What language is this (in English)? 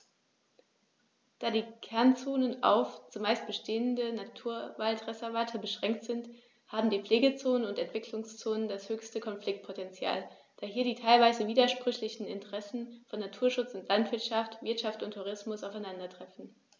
German